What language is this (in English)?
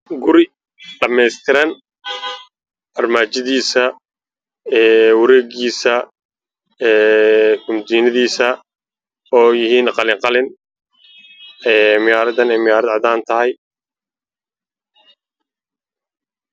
Somali